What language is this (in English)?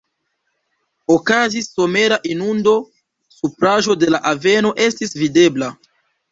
Esperanto